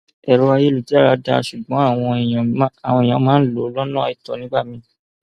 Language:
Yoruba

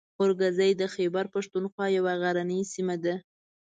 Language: Pashto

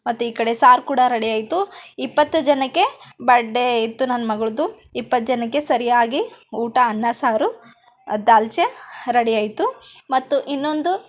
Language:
Kannada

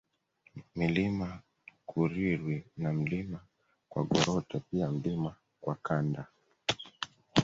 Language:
Swahili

